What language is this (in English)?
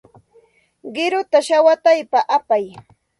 Santa Ana de Tusi Pasco Quechua